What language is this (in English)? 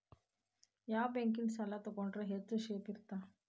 Kannada